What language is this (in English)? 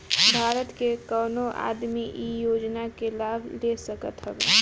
Bhojpuri